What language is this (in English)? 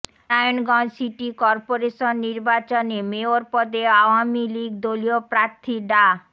Bangla